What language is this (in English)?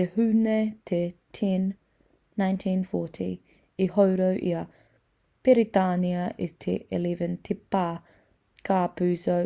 Māori